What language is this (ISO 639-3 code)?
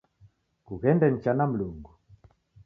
dav